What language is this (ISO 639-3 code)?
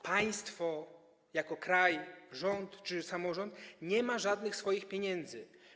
pol